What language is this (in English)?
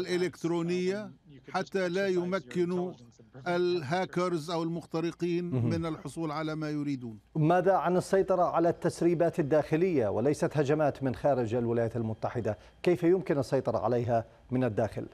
Arabic